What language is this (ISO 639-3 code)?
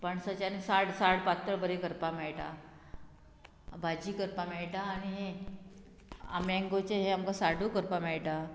kok